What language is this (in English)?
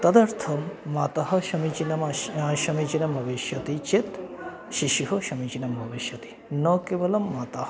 Sanskrit